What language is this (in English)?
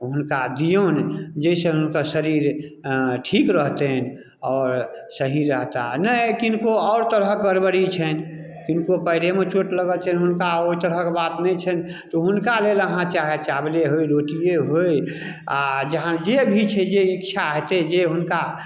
Maithili